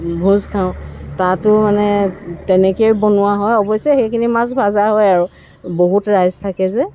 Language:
Assamese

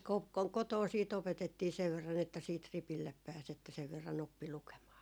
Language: Finnish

